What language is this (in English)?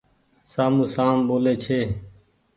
Goaria